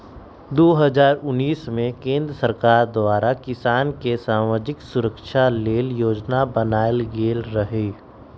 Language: Magahi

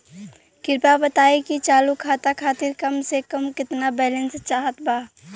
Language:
Bhojpuri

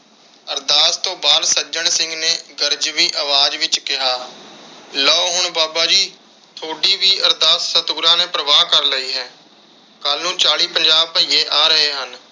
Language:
Punjabi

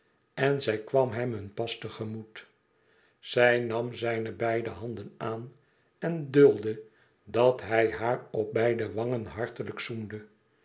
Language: Dutch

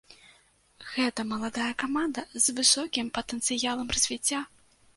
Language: Belarusian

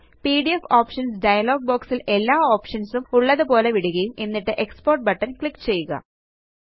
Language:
Malayalam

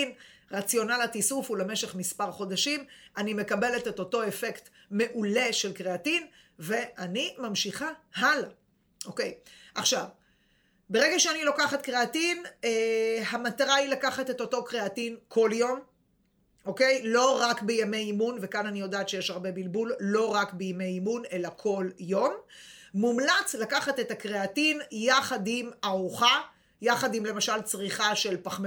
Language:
Hebrew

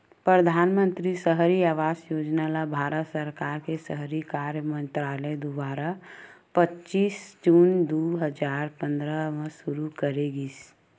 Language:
Chhattisgarhi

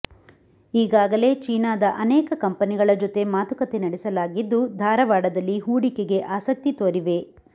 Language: Kannada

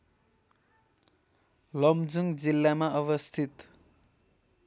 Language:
Nepali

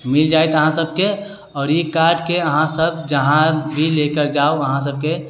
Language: Maithili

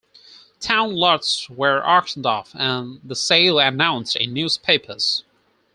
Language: English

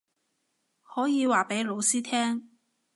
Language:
Cantonese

